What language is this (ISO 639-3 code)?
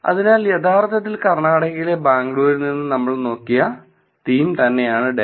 mal